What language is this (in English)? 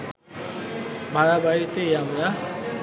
Bangla